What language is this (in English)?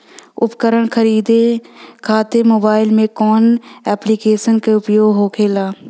Bhojpuri